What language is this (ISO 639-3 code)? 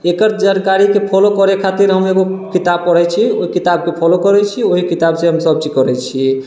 mai